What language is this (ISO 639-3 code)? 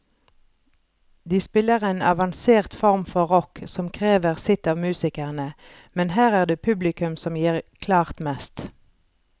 nor